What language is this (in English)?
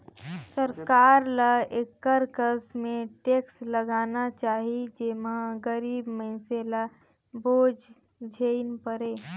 Chhattisgarhi